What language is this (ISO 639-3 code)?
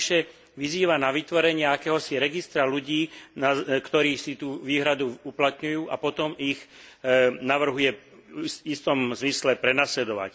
slk